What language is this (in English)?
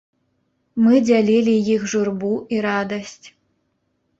Belarusian